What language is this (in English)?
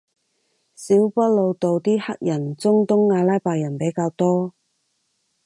Cantonese